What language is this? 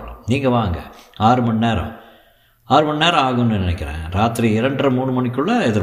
Tamil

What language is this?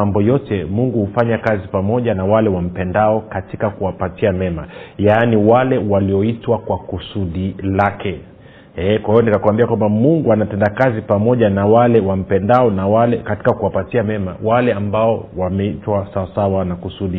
Swahili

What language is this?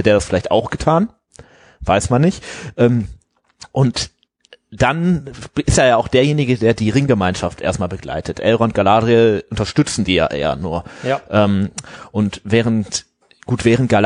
German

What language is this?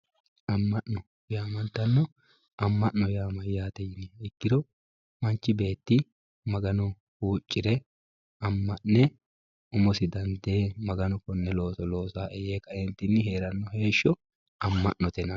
Sidamo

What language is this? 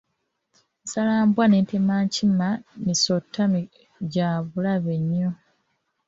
Ganda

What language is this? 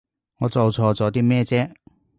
Cantonese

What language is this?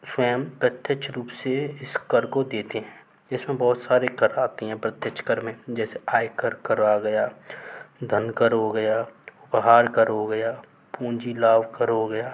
Hindi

